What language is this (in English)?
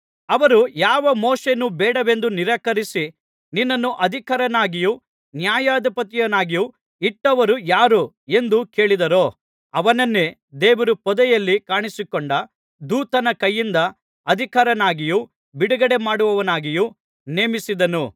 Kannada